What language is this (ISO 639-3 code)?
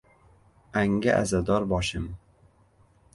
uzb